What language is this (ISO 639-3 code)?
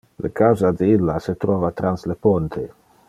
ina